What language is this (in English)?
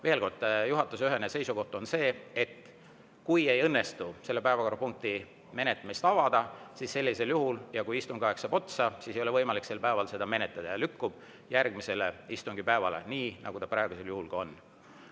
Estonian